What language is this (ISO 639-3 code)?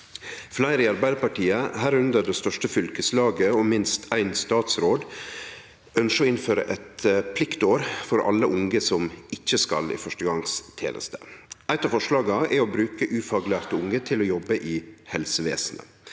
nor